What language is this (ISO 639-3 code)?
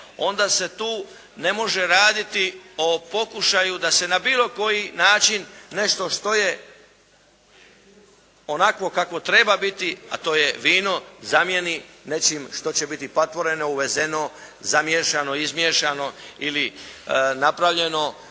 hrv